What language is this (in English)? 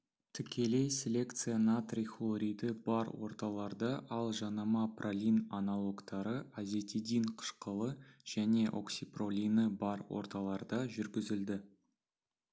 Kazakh